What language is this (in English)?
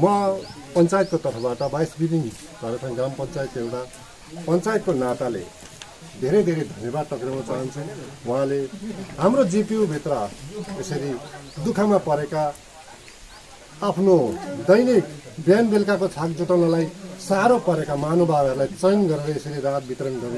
Hindi